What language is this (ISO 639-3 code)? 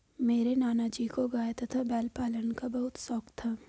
hin